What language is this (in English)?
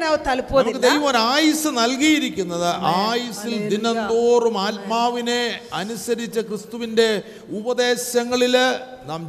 Malayalam